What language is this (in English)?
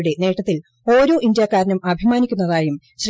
Malayalam